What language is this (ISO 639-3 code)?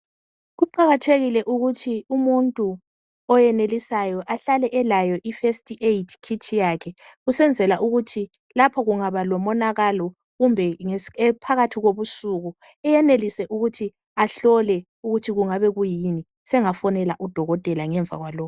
nde